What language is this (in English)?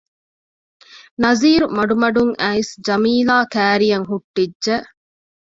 Divehi